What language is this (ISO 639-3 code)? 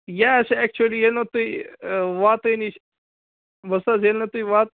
kas